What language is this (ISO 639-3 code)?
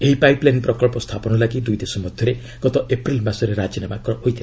ori